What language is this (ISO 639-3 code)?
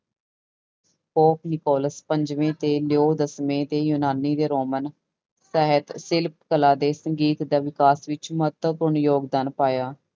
pan